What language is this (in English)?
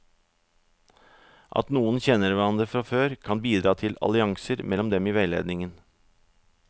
Norwegian